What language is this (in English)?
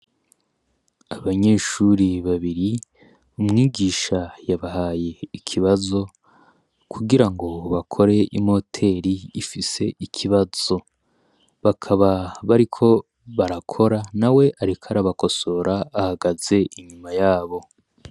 Rundi